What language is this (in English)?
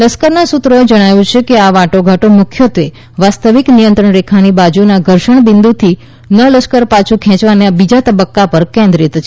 Gujarati